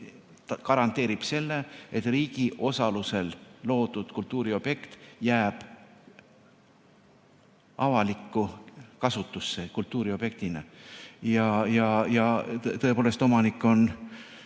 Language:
Estonian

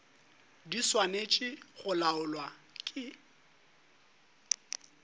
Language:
Northern Sotho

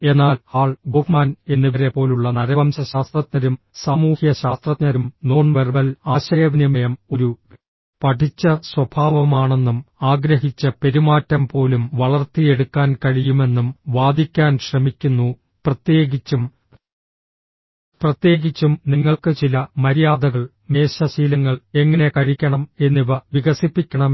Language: Malayalam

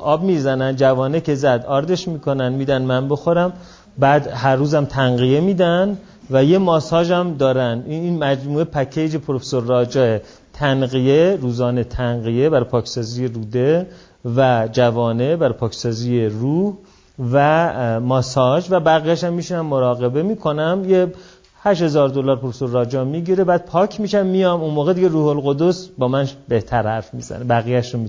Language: Persian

